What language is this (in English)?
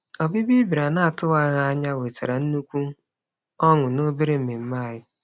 Igbo